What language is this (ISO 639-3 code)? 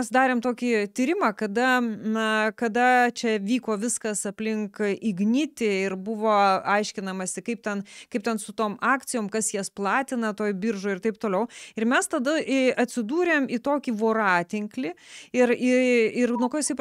lit